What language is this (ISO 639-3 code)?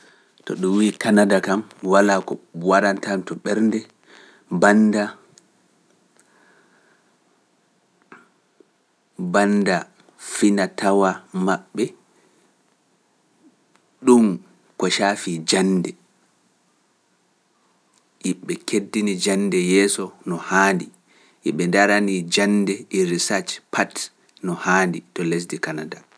fuf